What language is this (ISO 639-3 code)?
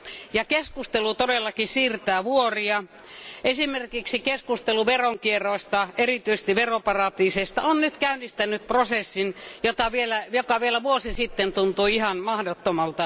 fin